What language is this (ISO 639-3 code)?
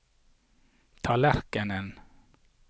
nor